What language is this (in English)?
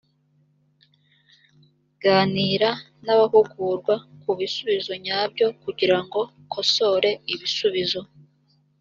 Kinyarwanda